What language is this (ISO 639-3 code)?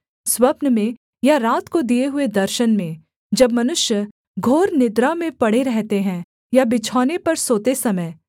hin